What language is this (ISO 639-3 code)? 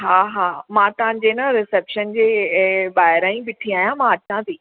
snd